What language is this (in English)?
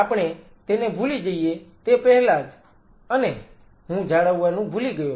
Gujarati